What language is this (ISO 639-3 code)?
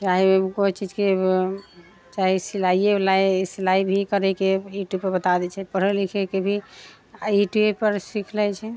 mai